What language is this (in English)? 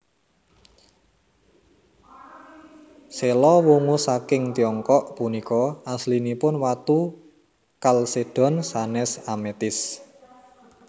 Javanese